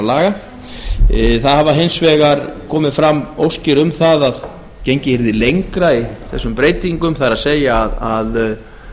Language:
Icelandic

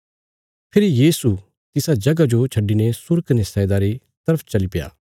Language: Bilaspuri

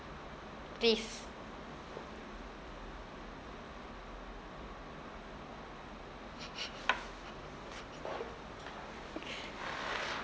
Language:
English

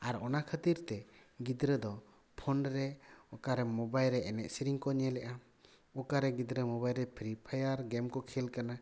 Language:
Santali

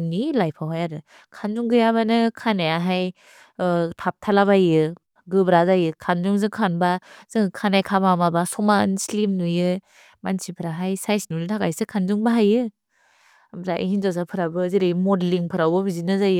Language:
Bodo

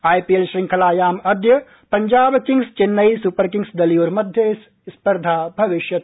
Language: Sanskrit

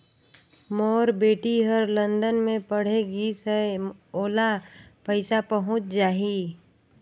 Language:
Chhattisgarhi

